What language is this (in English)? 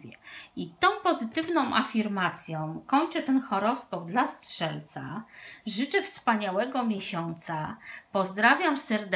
Polish